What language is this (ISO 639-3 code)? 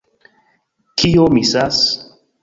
epo